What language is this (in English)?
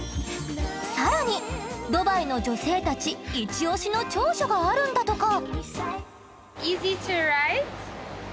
Japanese